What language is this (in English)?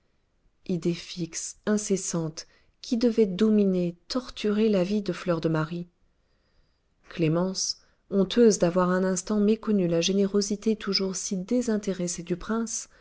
French